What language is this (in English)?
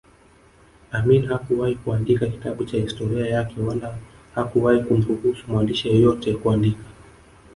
Swahili